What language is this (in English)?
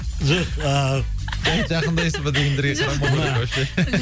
Kazakh